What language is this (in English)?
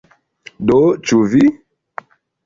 Esperanto